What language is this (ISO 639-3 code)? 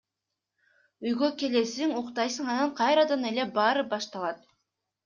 kir